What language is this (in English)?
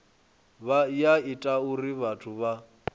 Venda